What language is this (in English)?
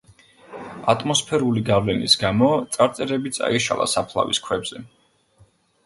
Georgian